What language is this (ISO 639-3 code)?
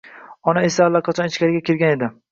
uzb